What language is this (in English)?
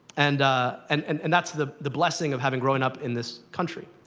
English